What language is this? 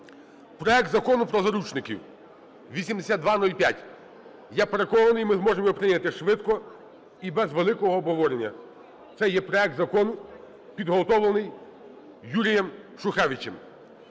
Ukrainian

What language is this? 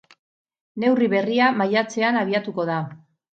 Basque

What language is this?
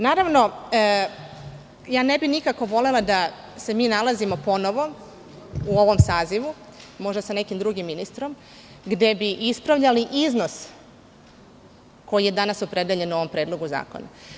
Serbian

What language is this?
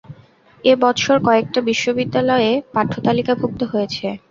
Bangla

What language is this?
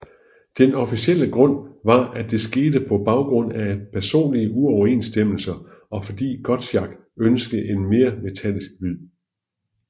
Danish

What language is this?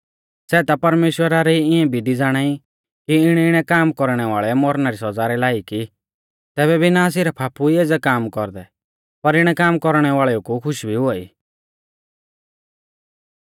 Mahasu Pahari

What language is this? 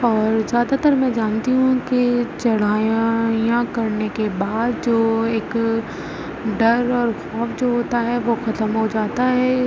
Urdu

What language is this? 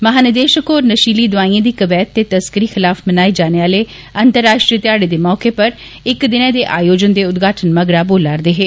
Dogri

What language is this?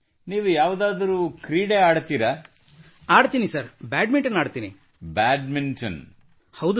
Kannada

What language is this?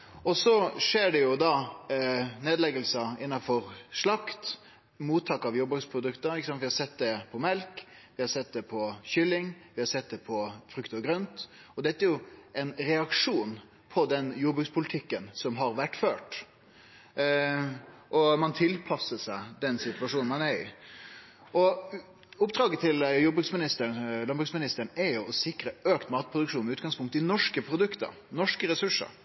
Norwegian Nynorsk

